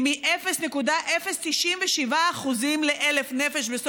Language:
Hebrew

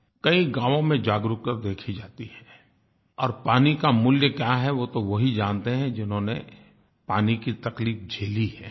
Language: Hindi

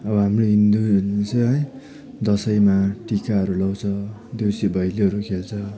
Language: Nepali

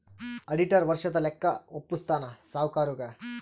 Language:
Kannada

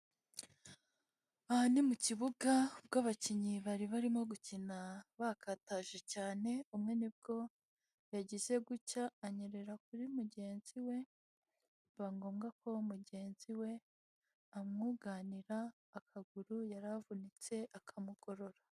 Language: Kinyarwanda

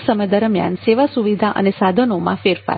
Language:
Gujarati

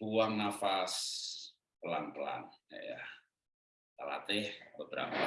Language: Indonesian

